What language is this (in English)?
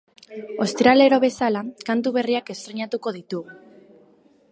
Basque